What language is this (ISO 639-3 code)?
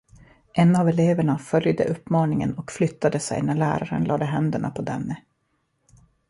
swe